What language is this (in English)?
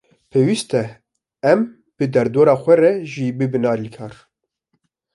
Kurdish